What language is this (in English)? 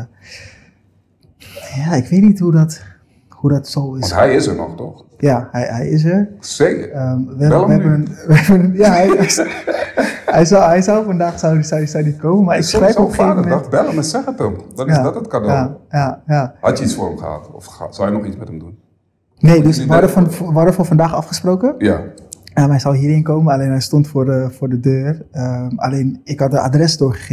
Dutch